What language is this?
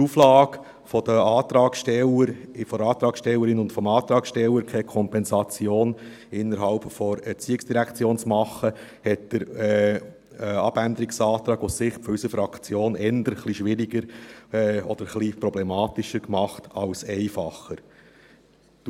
Swiss German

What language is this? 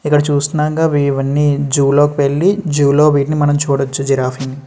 Telugu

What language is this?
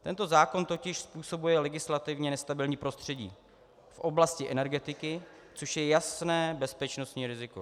Czech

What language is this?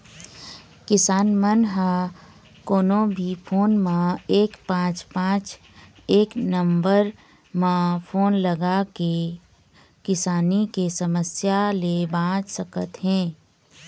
Chhattisgarhi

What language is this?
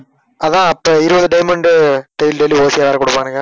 Tamil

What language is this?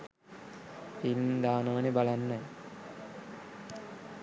Sinhala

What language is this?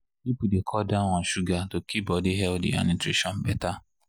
Nigerian Pidgin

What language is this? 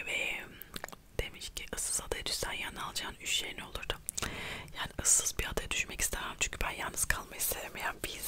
Turkish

